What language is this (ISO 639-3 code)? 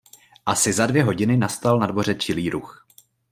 ces